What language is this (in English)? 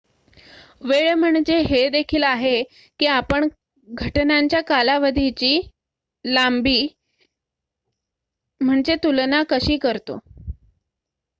Marathi